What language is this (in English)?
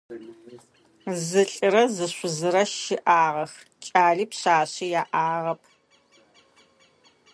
Adyghe